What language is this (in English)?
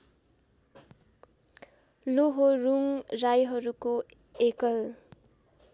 Nepali